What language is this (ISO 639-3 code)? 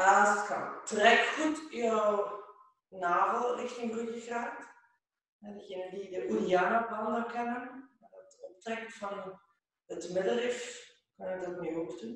nld